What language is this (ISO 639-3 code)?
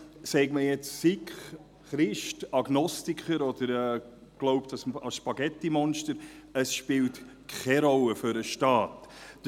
gsw